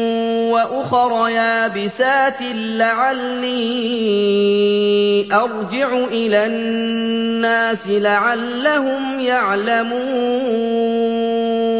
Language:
Arabic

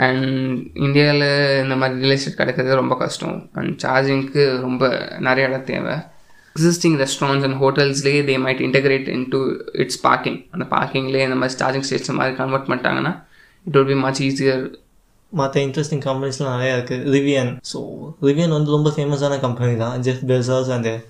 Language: Tamil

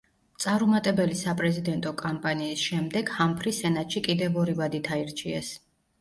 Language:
Georgian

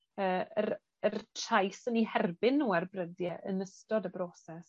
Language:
Welsh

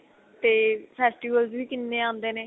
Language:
Punjabi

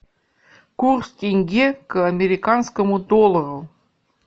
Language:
Russian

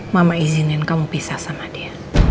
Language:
Indonesian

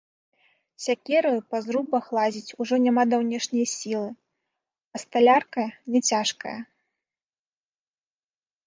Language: Belarusian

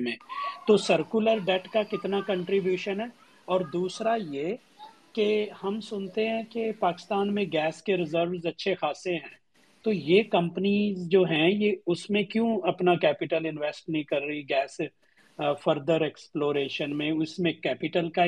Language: Urdu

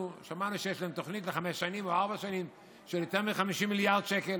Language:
Hebrew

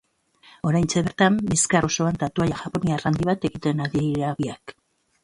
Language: Basque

